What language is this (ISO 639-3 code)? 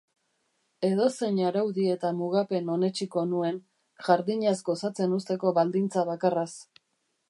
eus